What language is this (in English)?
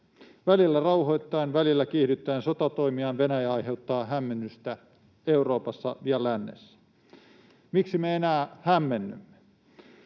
Finnish